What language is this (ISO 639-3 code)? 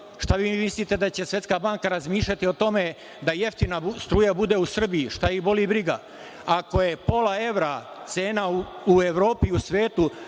srp